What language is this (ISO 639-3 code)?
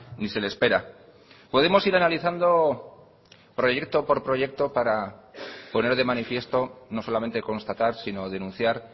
spa